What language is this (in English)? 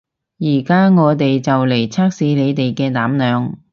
Cantonese